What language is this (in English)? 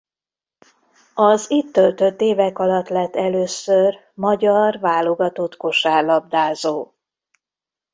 Hungarian